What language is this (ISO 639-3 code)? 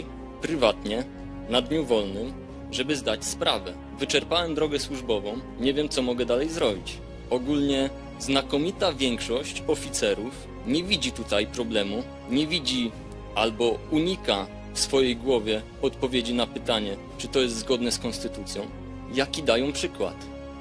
pol